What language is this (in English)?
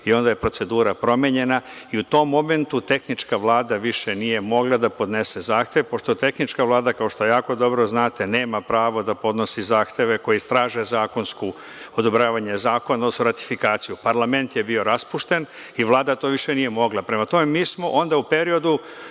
Serbian